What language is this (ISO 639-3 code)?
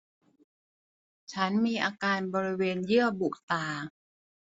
tha